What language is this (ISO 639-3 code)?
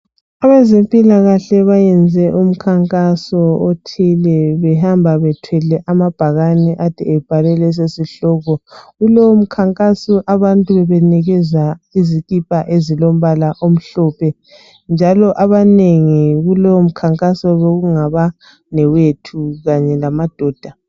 nde